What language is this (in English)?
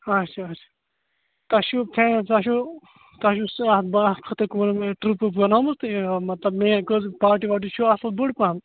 Kashmiri